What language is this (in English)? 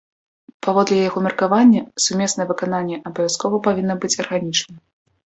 Belarusian